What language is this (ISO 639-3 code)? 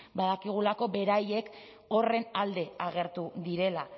eus